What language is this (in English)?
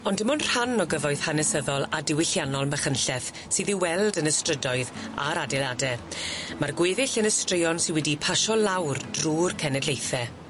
Welsh